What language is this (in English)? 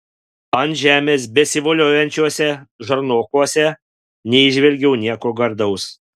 Lithuanian